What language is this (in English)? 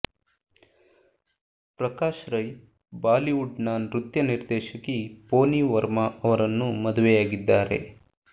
Kannada